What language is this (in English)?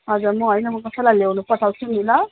Nepali